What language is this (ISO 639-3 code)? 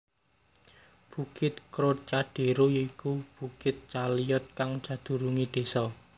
jav